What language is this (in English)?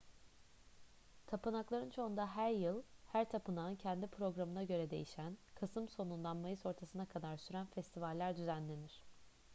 Turkish